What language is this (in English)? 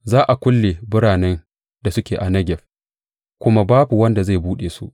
Hausa